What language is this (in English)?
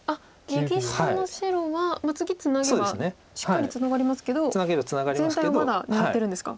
Japanese